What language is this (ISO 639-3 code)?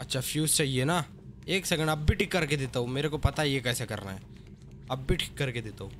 hin